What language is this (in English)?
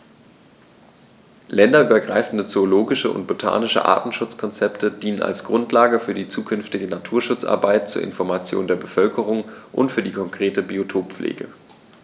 German